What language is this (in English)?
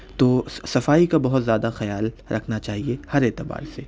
Urdu